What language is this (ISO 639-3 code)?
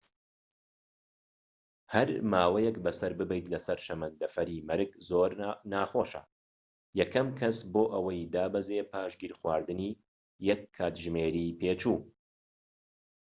ckb